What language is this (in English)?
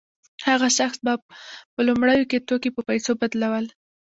Pashto